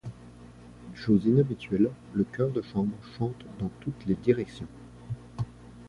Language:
French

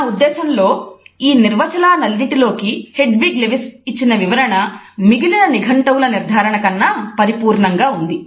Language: Telugu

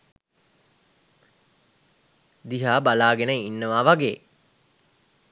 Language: Sinhala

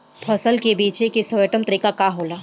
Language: Bhojpuri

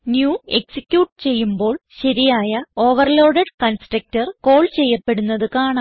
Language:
Malayalam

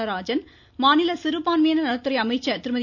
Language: Tamil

